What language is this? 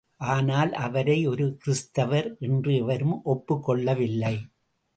Tamil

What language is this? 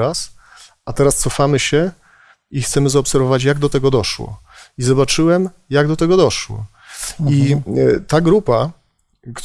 Polish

